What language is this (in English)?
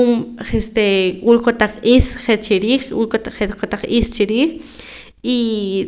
Poqomam